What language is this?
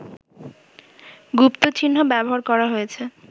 Bangla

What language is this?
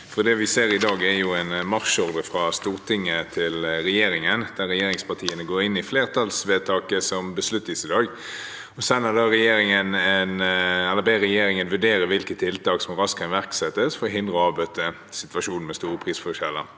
Norwegian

